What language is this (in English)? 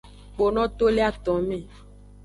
Aja (Benin)